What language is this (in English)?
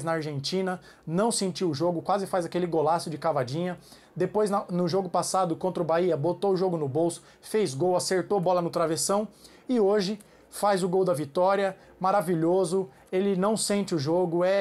Portuguese